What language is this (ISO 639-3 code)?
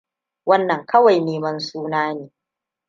hau